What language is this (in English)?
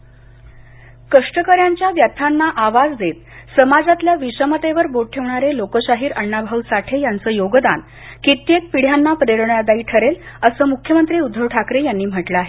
Marathi